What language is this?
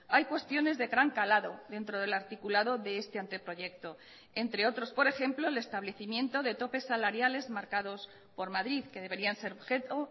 Spanish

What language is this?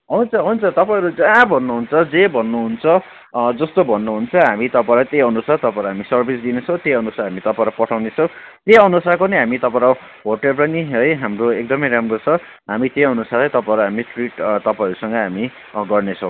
Nepali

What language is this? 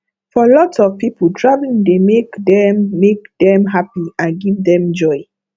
Nigerian Pidgin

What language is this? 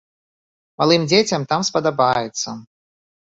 Belarusian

